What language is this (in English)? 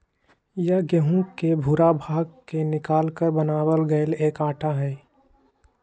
Magahi